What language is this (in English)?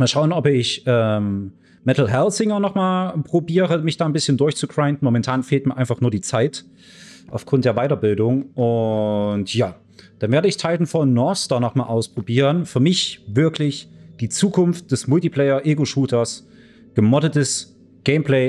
German